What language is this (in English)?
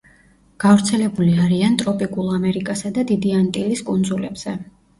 Georgian